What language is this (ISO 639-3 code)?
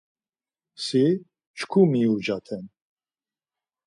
lzz